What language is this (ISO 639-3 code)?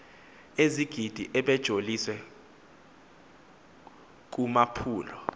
xho